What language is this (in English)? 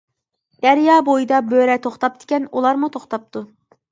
Uyghur